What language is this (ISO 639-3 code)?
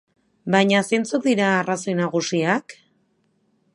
eus